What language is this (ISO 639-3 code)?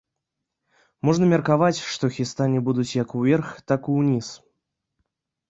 bel